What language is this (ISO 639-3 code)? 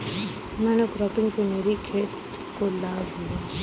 hin